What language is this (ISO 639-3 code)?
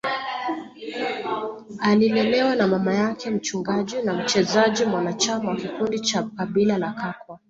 swa